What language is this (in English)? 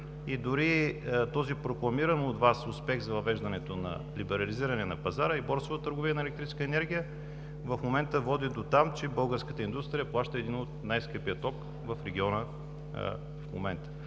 Bulgarian